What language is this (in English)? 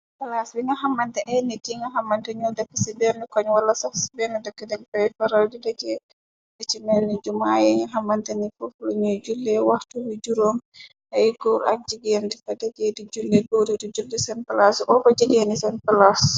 Wolof